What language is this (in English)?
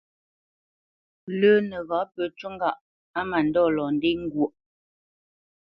Bamenyam